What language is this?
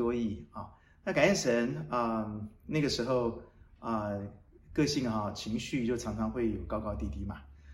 Chinese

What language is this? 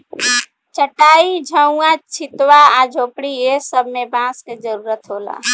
Bhojpuri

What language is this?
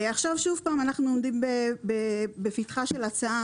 Hebrew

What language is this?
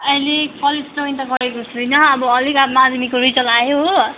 Nepali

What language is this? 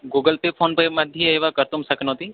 Sanskrit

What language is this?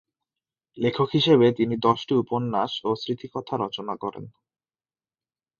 Bangla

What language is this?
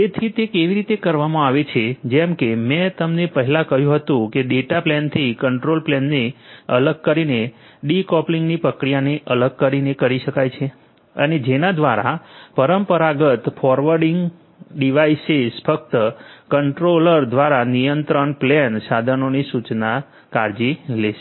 Gujarati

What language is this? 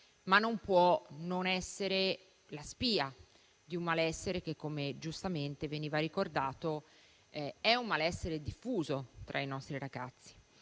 Italian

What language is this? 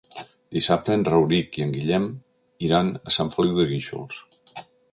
Catalan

